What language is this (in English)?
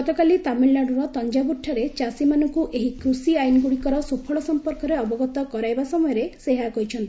Odia